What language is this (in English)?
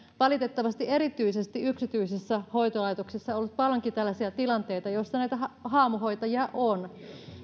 Finnish